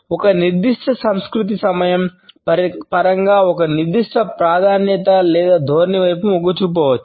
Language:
Telugu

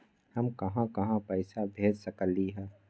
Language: Magahi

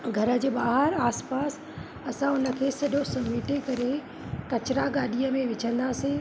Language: Sindhi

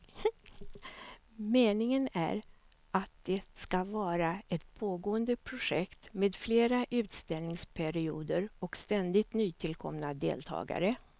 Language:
Swedish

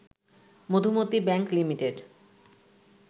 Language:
Bangla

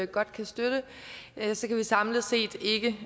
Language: Danish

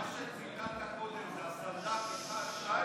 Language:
Hebrew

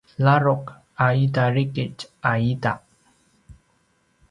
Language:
Paiwan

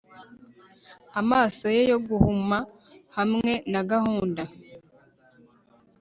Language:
Kinyarwanda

